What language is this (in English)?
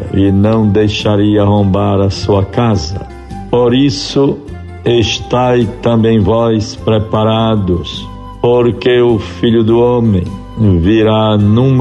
Portuguese